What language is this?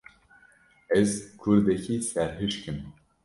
Kurdish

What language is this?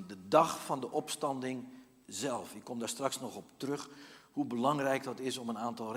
Dutch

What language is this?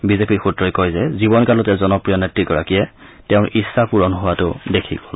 Assamese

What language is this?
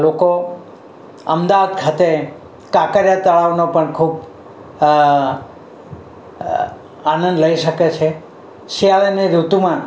Gujarati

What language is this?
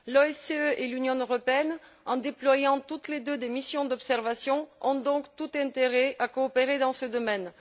French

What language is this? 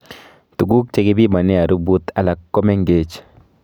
Kalenjin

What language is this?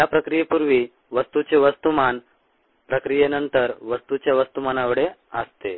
Marathi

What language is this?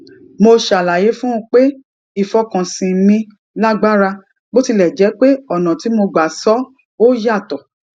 Yoruba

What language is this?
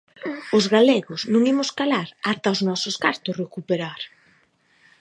Galician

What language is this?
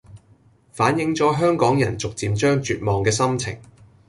Cantonese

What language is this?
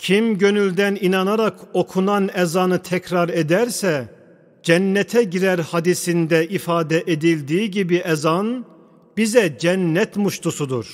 Turkish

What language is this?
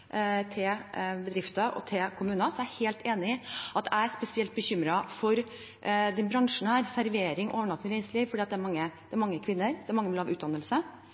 Norwegian Bokmål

